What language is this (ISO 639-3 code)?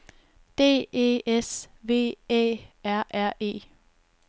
dan